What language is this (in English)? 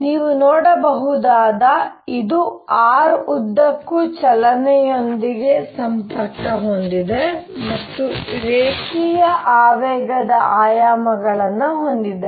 Kannada